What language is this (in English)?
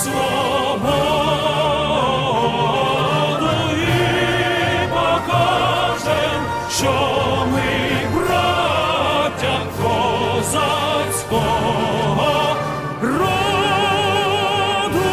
Romanian